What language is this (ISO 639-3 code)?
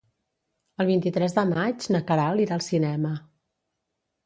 cat